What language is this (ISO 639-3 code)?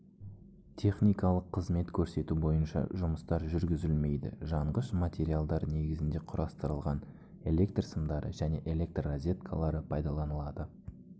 kaz